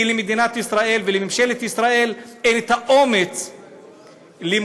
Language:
Hebrew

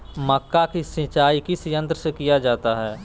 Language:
Magahi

